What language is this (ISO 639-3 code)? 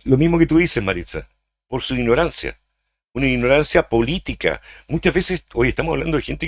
spa